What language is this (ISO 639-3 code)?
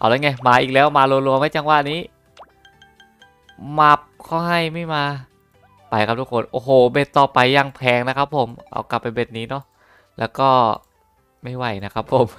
tha